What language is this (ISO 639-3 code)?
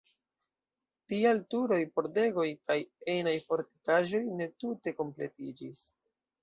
epo